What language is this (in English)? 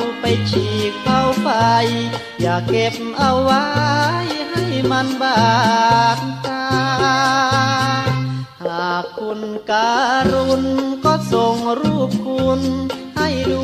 Thai